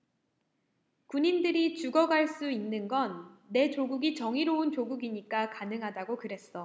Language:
Korean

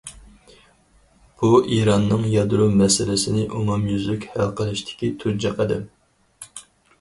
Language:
Uyghur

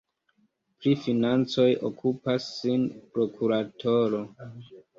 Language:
Esperanto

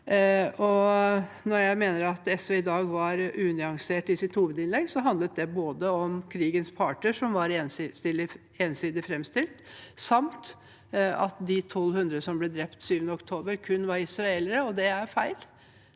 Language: Norwegian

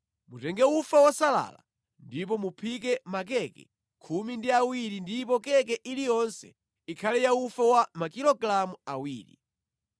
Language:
Nyanja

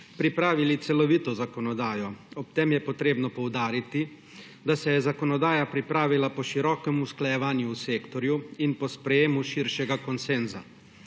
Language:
Slovenian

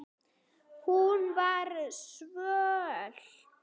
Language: Icelandic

